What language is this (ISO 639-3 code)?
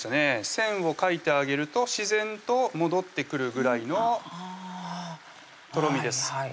jpn